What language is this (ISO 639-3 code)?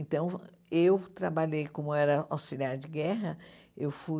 por